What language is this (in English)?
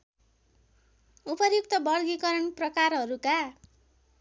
Nepali